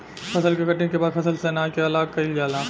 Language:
Bhojpuri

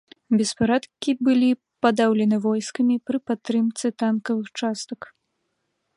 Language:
Belarusian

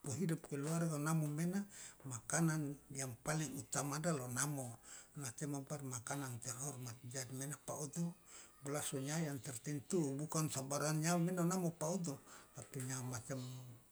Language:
Loloda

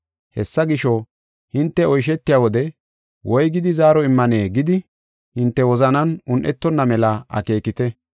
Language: Gofa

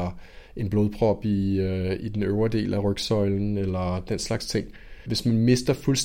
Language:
Danish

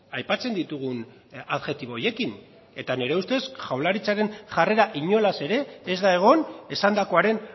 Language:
Basque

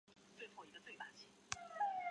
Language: Chinese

